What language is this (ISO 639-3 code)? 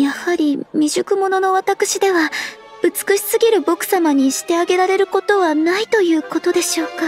jpn